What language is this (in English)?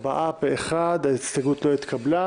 Hebrew